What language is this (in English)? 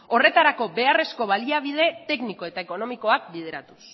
Basque